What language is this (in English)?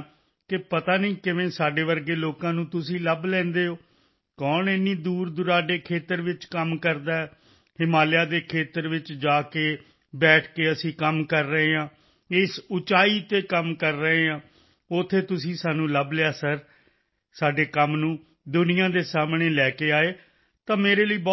Punjabi